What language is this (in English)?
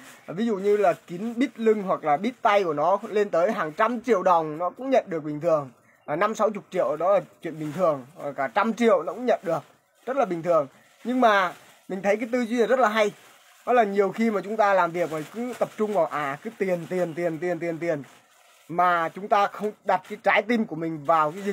Vietnamese